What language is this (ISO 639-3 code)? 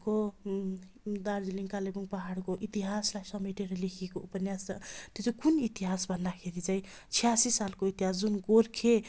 nep